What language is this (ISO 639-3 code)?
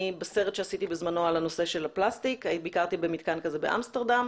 heb